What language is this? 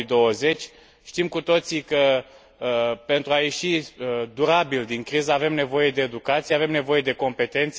Romanian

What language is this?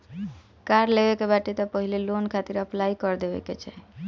Bhojpuri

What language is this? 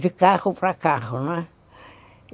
Portuguese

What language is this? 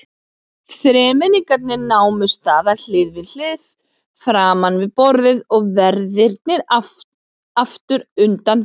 Icelandic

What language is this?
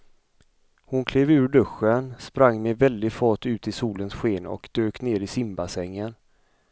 Swedish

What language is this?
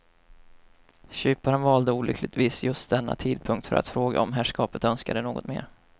Swedish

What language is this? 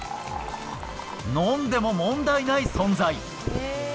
Japanese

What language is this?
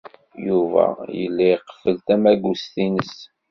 Kabyle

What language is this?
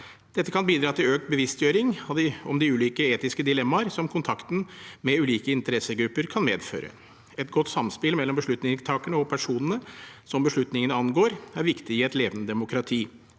Norwegian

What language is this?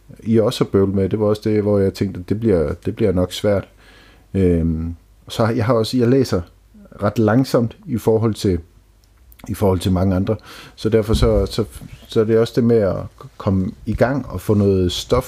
Danish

